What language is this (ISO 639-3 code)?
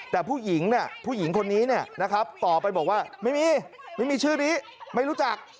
tha